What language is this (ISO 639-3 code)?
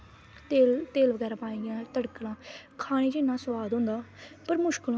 doi